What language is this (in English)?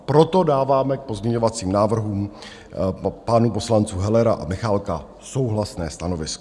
Czech